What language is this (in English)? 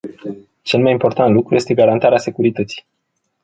Romanian